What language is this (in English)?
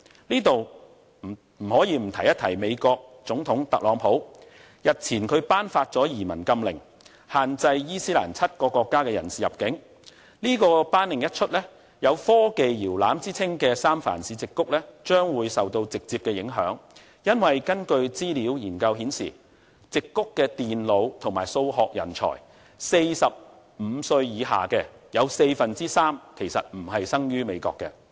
Cantonese